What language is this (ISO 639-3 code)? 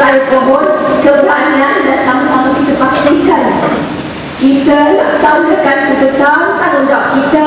msa